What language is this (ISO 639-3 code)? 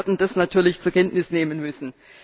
deu